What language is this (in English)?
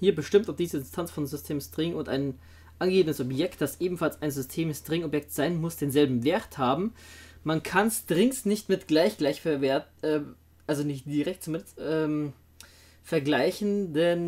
German